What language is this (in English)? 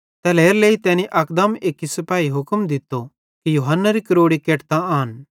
Bhadrawahi